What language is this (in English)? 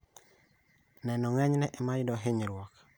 Luo (Kenya and Tanzania)